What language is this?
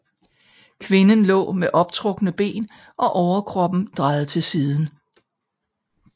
Danish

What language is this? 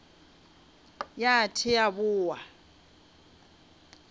Northern Sotho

